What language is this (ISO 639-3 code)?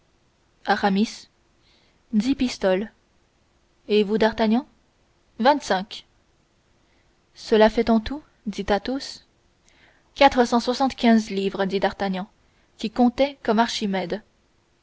fra